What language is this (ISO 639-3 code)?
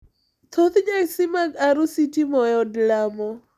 luo